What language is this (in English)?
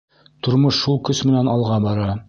Bashkir